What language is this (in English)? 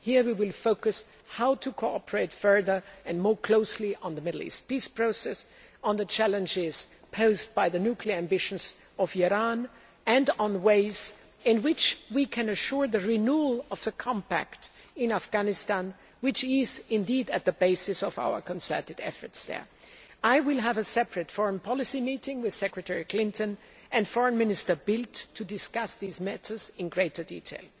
English